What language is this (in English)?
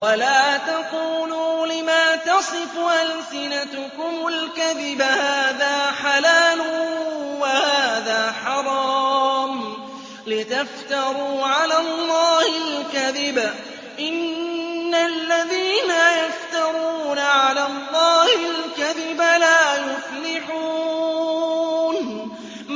Arabic